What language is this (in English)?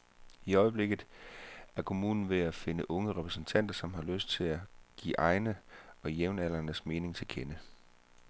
Danish